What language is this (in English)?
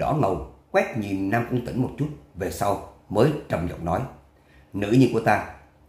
Vietnamese